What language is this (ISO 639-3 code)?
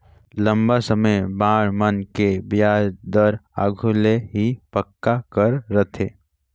hne